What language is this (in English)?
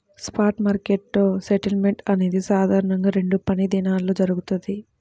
Telugu